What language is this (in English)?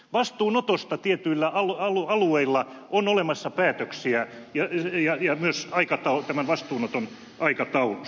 Finnish